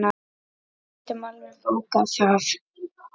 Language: Icelandic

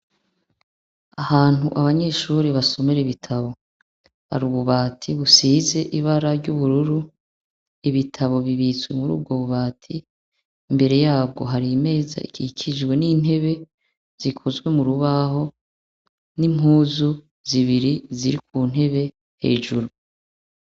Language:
Rundi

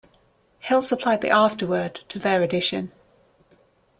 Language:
English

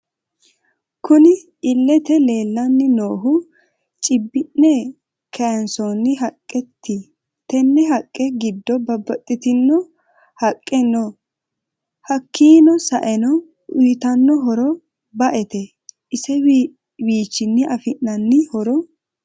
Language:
Sidamo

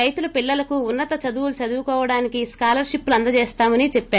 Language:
Telugu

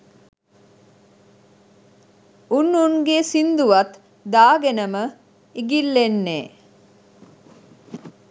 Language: Sinhala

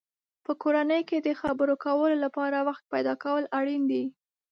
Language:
Pashto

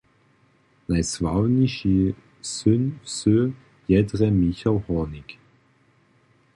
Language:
Upper Sorbian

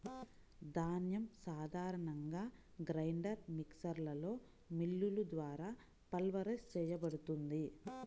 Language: Telugu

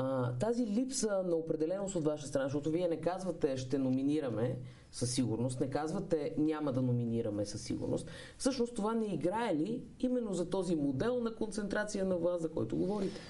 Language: Bulgarian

